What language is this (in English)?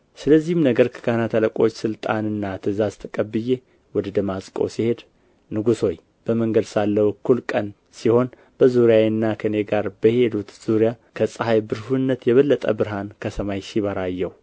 Amharic